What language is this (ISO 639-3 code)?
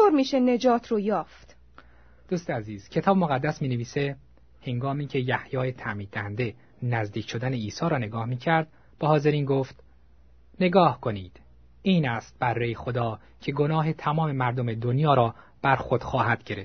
fas